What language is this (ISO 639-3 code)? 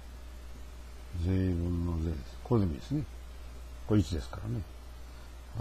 jpn